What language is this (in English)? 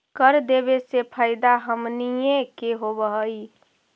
Magahi